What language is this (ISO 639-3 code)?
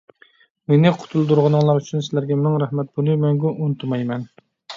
uig